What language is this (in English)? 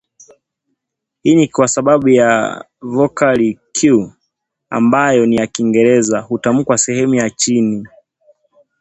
Swahili